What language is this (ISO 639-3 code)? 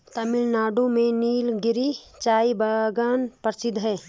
hin